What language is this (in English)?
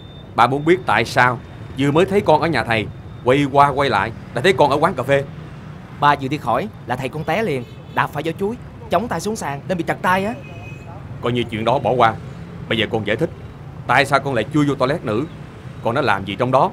Vietnamese